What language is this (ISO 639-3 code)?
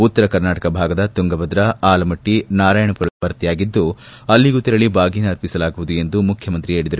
kan